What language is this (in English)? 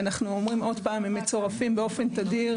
Hebrew